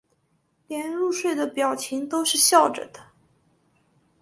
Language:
Chinese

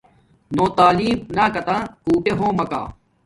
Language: Domaaki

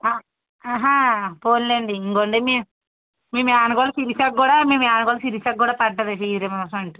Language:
Telugu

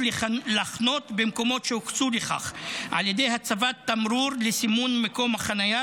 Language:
Hebrew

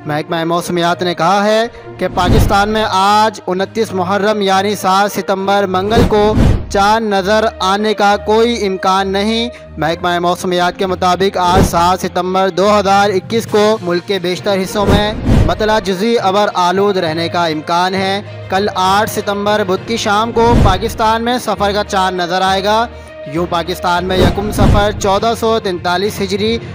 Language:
Hindi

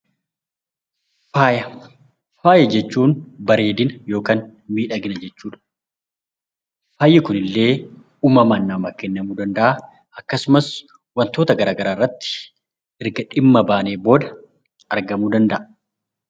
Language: Oromo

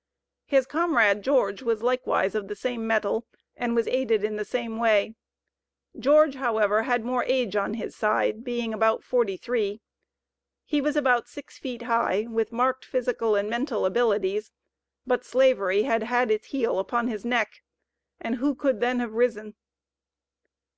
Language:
English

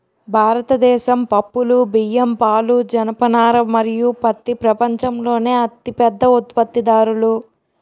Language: Telugu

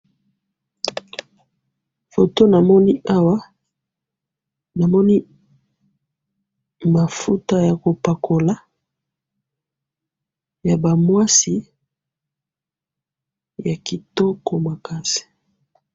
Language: Lingala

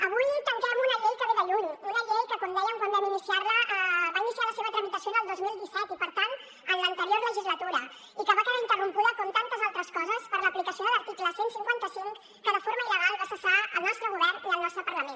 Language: Catalan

